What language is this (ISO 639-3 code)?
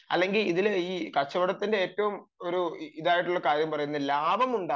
mal